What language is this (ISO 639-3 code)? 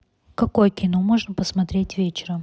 rus